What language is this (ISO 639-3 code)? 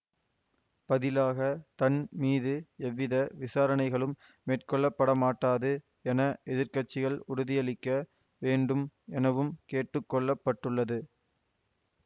tam